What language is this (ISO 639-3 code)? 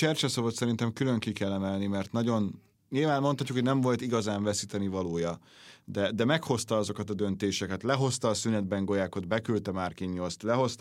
hun